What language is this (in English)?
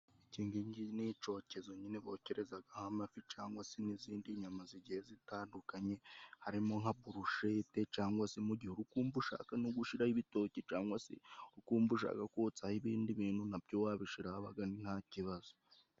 Kinyarwanda